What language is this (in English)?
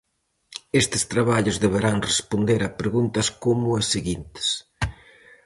Galician